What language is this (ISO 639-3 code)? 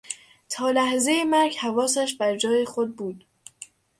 fas